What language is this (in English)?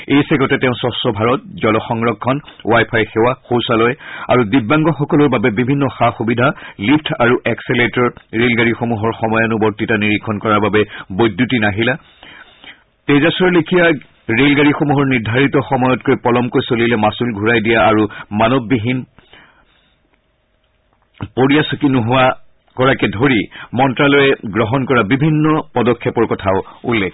Assamese